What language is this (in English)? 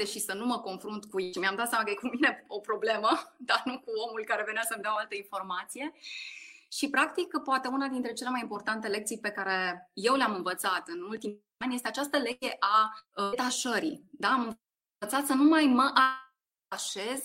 Romanian